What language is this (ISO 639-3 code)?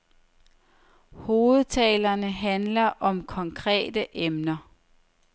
dan